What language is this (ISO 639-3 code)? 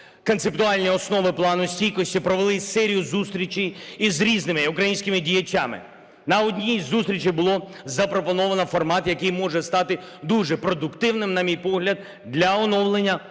ukr